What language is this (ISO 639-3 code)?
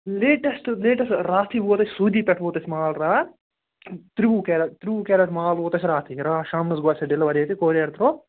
kas